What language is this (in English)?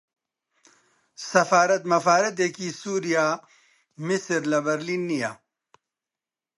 Central Kurdish